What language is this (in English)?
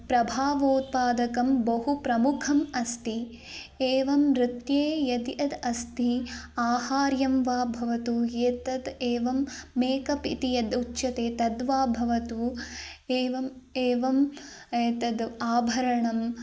Sanskrit